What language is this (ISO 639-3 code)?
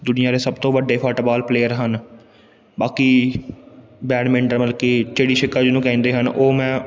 pan